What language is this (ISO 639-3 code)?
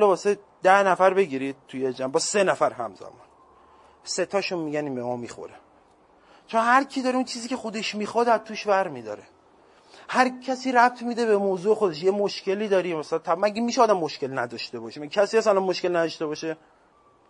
fas